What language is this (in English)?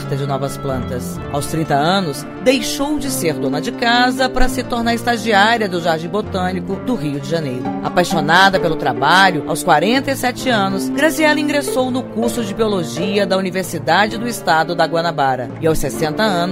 Portuguese